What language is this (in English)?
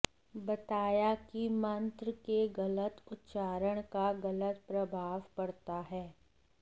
Hindi